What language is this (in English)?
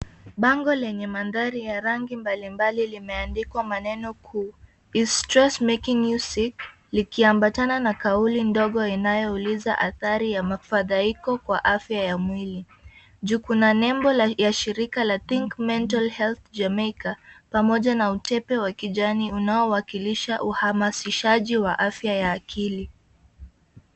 Swahili